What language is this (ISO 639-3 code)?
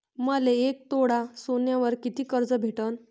mar